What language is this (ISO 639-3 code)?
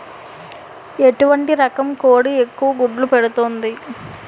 tel